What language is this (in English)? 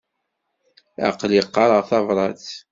Kabyle